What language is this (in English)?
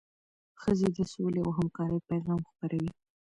Pashto